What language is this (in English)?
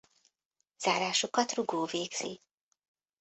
Hungarian